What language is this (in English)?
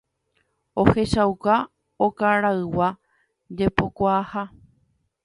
Guarani